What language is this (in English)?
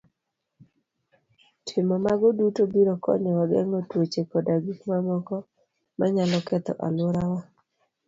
Luo (Kenya and Tanzania)